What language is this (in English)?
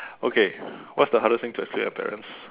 English